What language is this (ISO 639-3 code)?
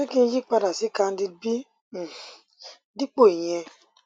yor